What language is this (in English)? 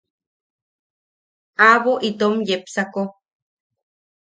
Yaqui